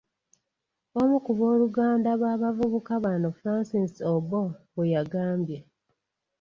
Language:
Ganda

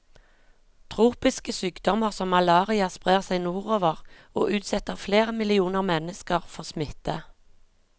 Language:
Norwegian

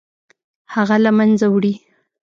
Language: Pashto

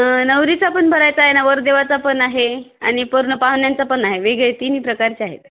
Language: Marathi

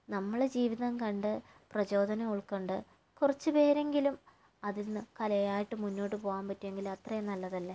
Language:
Malayalam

